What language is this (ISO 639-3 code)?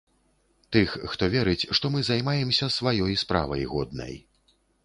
bel